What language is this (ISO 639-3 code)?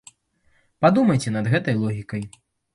bel